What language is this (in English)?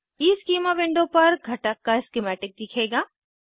Hindi